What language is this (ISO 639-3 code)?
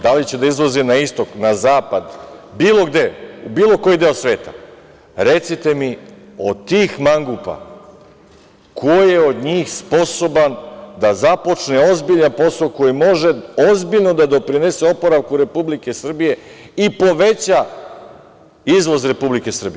srp